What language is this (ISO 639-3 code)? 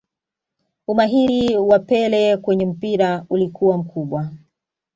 swa